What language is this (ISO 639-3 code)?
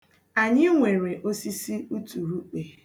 ibo